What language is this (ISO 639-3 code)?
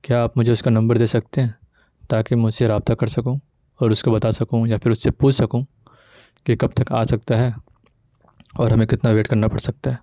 urd